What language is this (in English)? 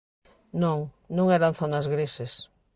Galician